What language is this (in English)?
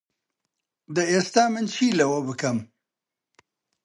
Central Kurdish